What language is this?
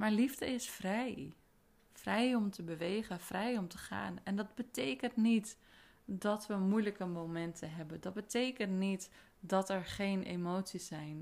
Dutch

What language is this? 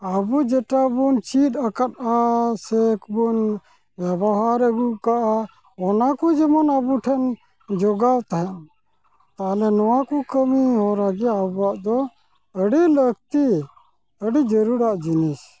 Santali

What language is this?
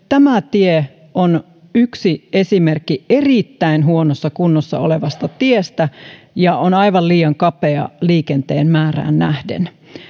Finnish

